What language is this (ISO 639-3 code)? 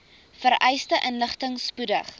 afr